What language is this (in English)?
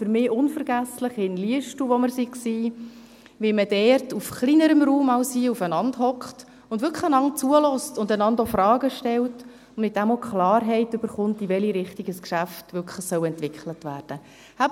Swiss German